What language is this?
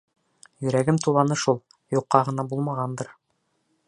Bashkir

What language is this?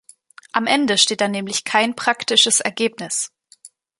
German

